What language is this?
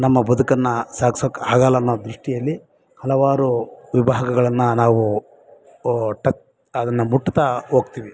Kannada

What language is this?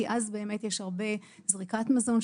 Hebrew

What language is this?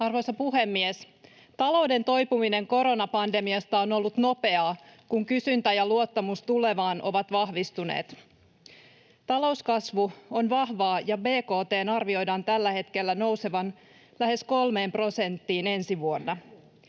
Finnish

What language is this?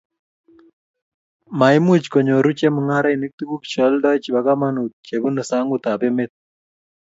Kalenjin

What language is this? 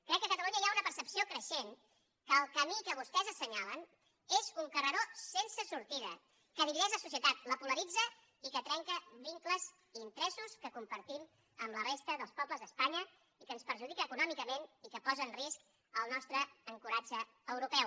Catalan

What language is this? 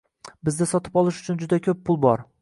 Uzbek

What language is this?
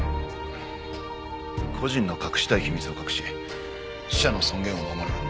Japanese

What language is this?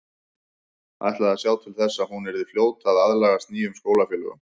Icelandic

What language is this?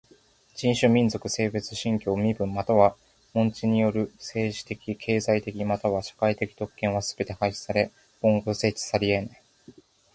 Japanese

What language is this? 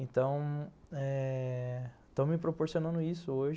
Portuguese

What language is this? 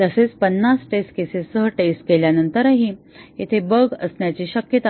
Marathi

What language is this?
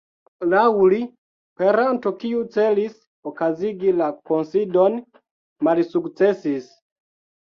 Esperanto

